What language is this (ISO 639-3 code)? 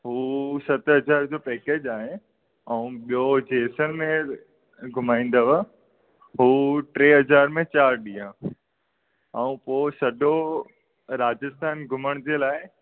snd